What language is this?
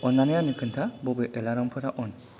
Bodo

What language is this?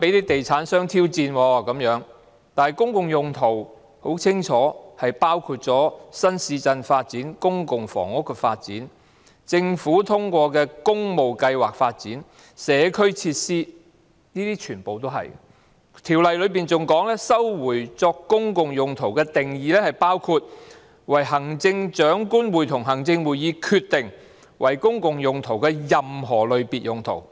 Cantonese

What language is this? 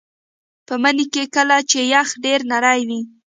Pashto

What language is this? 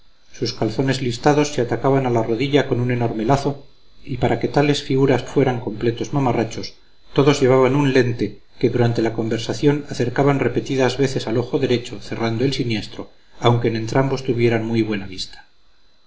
Spanish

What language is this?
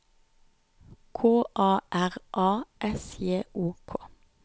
Norwegian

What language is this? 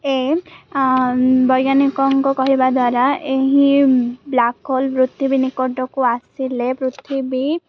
Odia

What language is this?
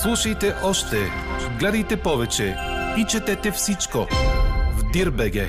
Bulgarian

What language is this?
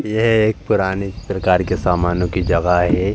Hindi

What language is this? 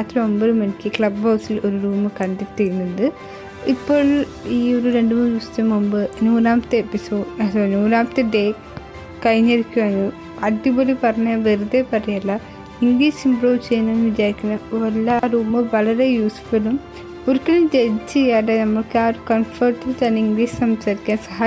Malayalam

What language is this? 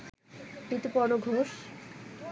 Bangla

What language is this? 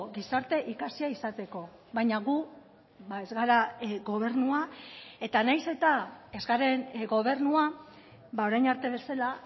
Basque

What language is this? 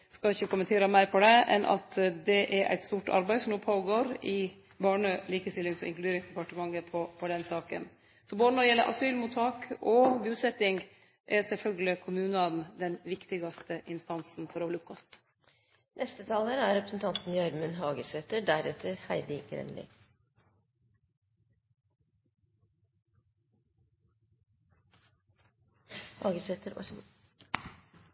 Norwegian Nynorsk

